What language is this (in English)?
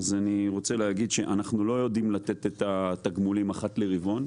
Hebrew